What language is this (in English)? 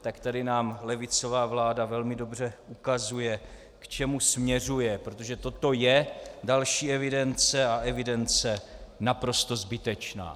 Czech